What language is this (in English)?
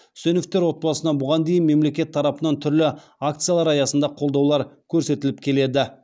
Kazakh